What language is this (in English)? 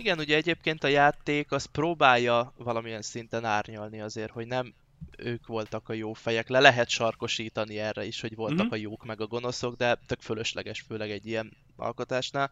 Hungarian